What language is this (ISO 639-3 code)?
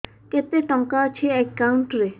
ori